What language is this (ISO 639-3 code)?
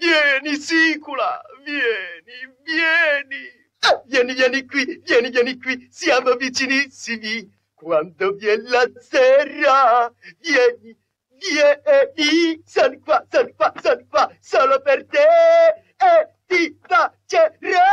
ita